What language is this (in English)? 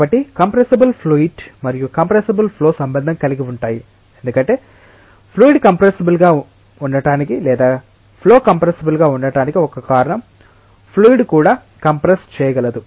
Telugu